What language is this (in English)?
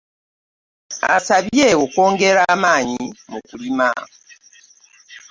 Ganda